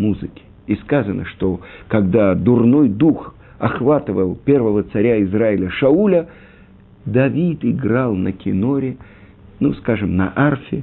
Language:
Russian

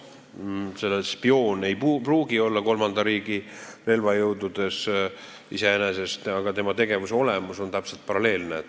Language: Estonian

